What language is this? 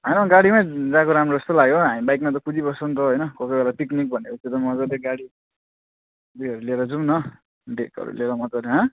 Nepali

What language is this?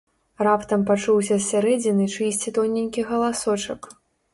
Belarusian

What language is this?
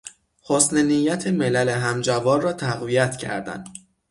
Persian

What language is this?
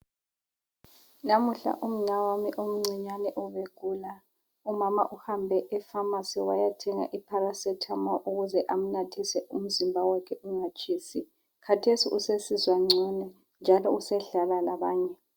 North Ndebele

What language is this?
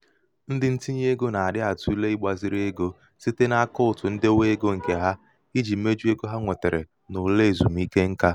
Igbo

